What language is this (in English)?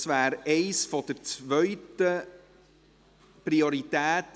Swiss German